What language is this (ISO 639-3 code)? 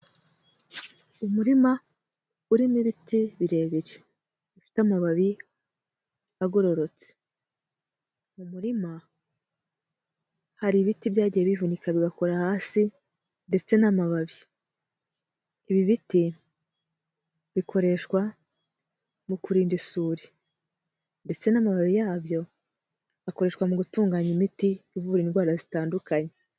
kin